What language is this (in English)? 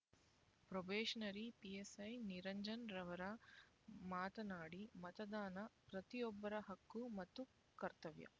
Kannada